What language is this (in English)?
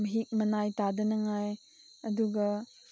Manipuri